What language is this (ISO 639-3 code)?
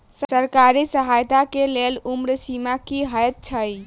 mai